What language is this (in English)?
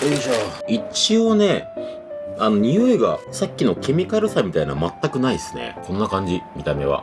Japanese